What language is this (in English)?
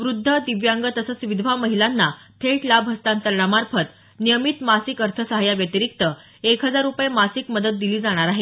Marathi